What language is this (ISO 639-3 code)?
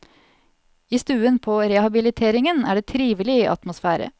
nor